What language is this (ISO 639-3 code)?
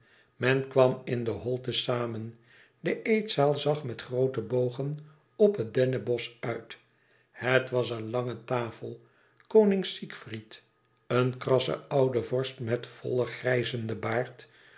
nld